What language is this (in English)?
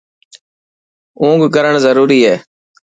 Dhatki